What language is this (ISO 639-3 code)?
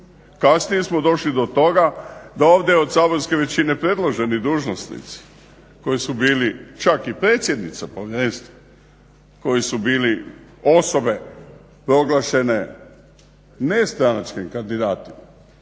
hrv